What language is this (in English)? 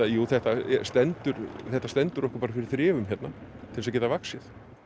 Icelandic